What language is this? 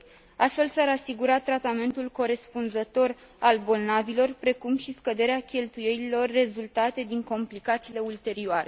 Romanian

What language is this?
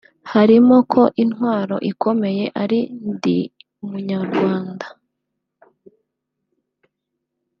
Kinyarwanda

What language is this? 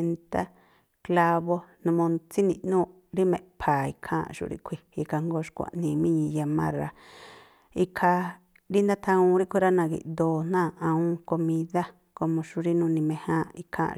Tlacoapa Me'phaa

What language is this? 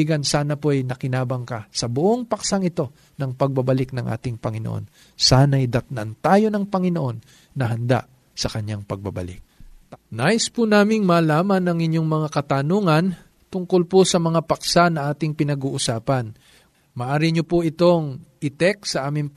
Filipino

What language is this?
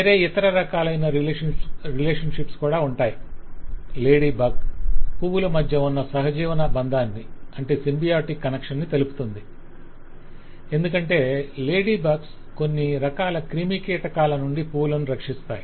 Telugu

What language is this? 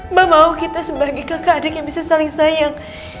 Indonesian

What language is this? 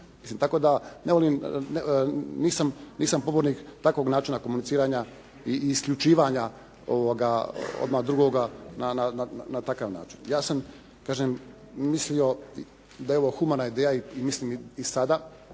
Croatian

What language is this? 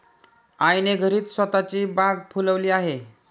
Marathi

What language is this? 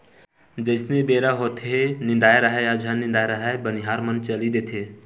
Chhattisgarhi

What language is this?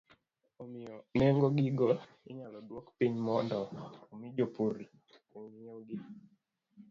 Luo (Kenya and Tanzania)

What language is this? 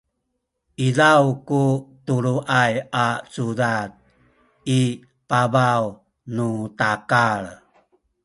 Sakizaya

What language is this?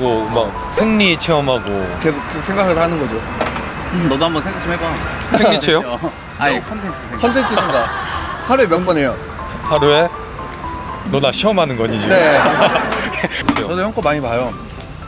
Korean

